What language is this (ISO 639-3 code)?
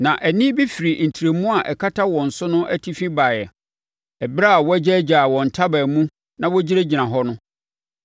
aka